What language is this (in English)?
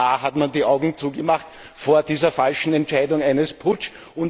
German